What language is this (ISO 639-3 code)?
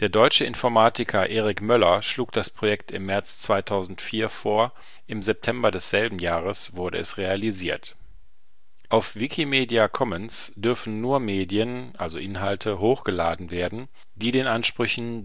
deu